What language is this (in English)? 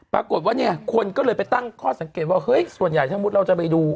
Thai